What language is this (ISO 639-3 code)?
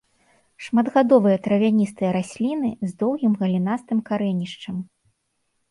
bel